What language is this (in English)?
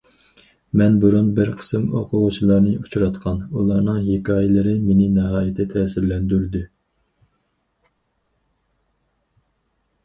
Uyghur